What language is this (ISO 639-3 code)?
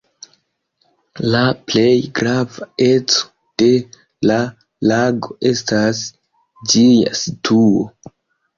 epo